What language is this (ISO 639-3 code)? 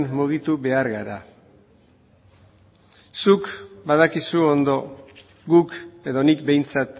eus